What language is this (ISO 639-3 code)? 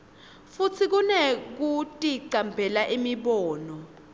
ssw